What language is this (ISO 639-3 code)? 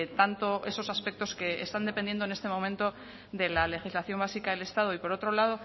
spa